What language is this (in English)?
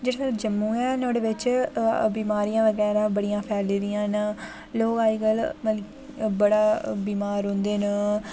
Dogri